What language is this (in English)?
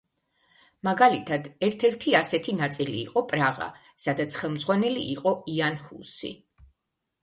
Georgian